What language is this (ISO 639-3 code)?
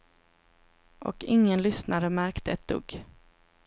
swe